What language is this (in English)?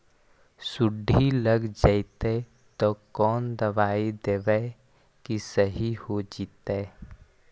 Magahi